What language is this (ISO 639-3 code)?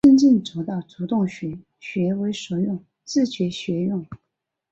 zho